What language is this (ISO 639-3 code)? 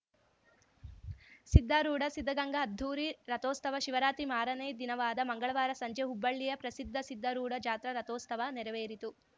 kan